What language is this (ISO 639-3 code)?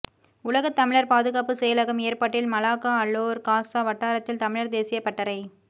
tam